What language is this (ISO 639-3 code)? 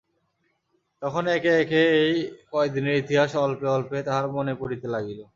ben